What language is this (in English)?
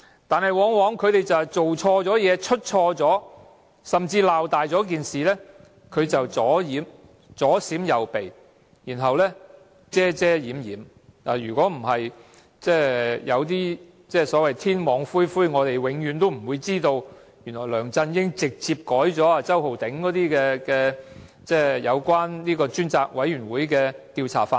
Cantonese